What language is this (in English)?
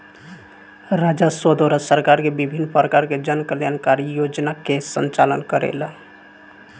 Bhojpuri